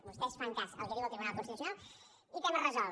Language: Catalan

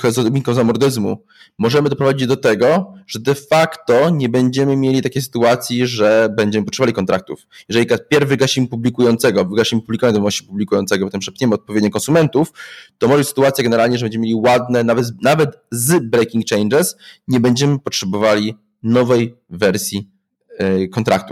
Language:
Polish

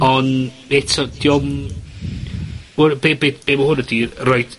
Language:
Welsh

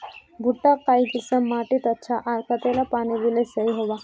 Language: Magahi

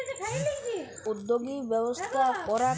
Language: Bangla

